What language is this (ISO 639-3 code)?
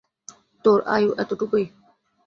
ben